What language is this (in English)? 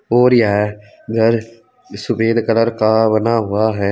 Hindi